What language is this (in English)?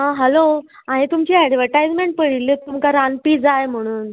Konkani